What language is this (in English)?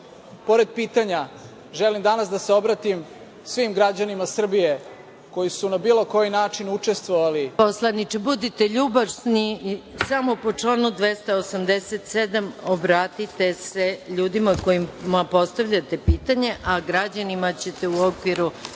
Serbian